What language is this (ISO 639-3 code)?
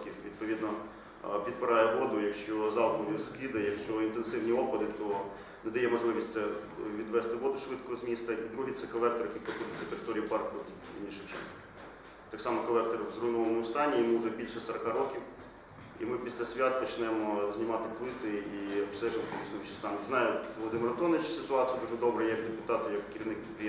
ukr